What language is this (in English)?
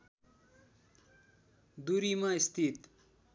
Nepali